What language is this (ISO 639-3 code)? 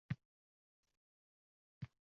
uzb